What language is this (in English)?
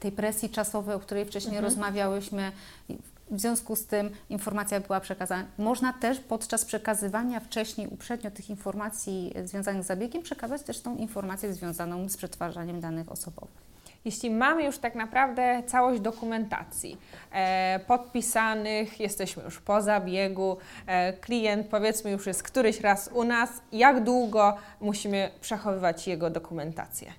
Polish